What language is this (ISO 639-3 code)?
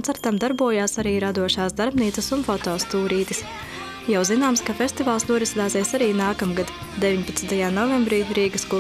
lav